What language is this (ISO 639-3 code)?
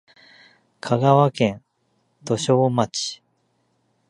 jpn